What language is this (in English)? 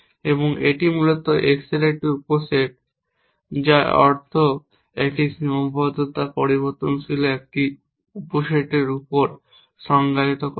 Bangla